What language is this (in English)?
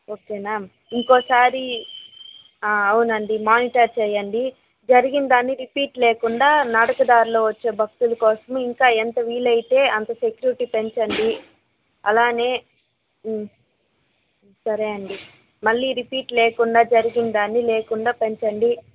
Telugu